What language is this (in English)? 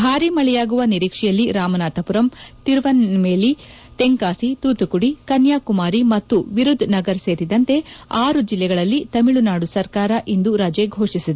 Kannada